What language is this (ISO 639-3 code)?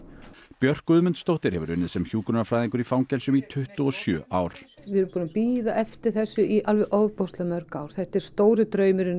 isl